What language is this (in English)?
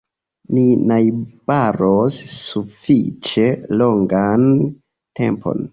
Esperanto